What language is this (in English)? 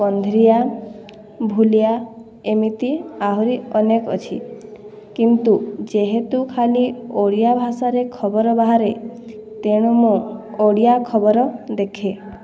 Odia